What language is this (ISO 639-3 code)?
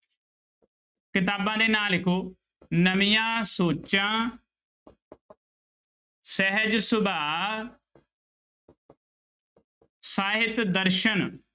pan